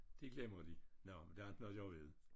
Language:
Danish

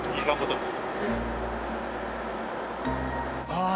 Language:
Japanese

